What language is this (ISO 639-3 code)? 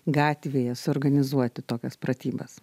lit